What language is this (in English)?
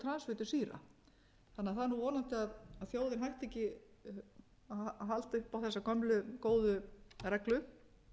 Icelandic